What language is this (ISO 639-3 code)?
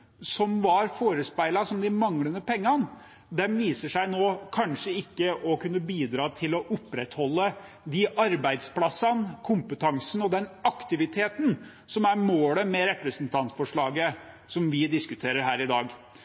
nob